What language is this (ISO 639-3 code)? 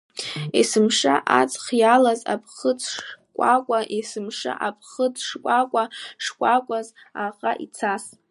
abk